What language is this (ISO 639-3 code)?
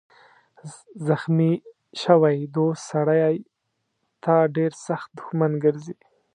pus